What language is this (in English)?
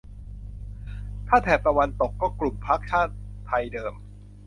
Thai